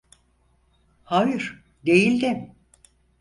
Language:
Turkish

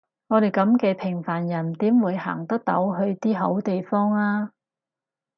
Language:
Cantonese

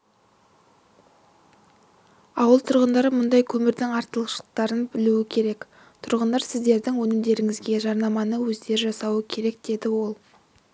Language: Kazakh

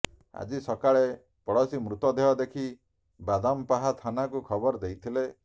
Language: Odia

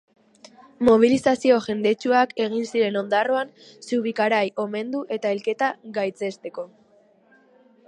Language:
Basque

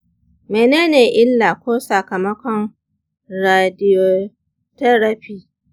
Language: Hausa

